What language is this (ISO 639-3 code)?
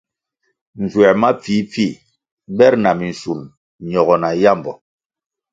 nmg